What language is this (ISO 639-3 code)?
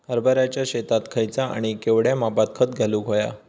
mar